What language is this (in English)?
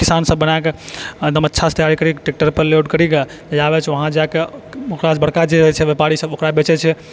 Maithili